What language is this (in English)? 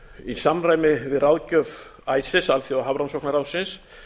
Icelandic